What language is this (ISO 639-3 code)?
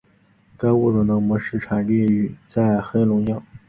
zho